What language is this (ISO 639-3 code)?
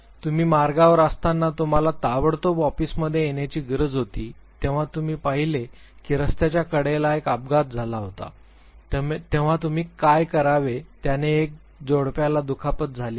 mar